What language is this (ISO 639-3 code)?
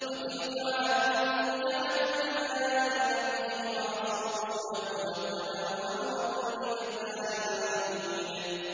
ara